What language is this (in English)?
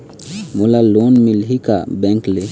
Chhattisgarhi